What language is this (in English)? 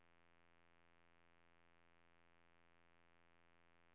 Swedish